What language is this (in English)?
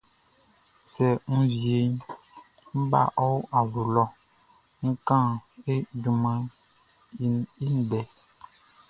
Baoulé